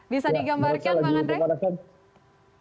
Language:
Indonesian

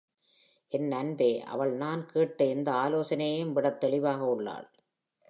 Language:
Tamil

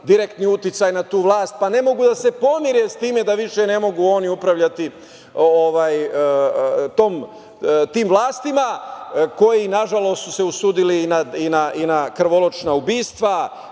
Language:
Serbian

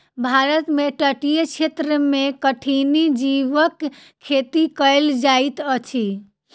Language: Maithili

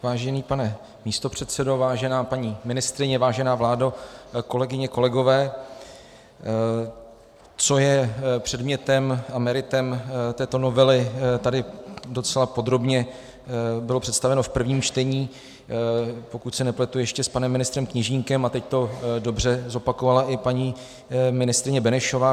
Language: Czech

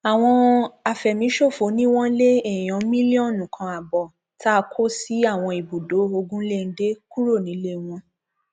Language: Yoruba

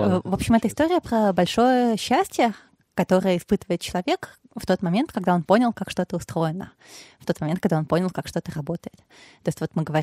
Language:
Russian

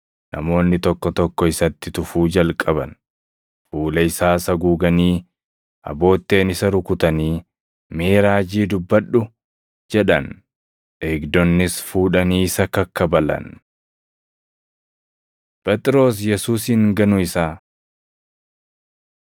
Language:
Oromo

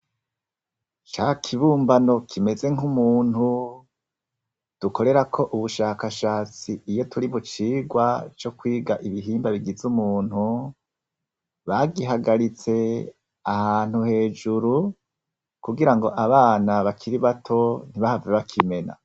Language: Rundi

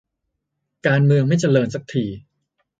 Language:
Thai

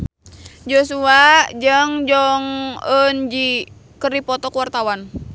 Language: Sundanese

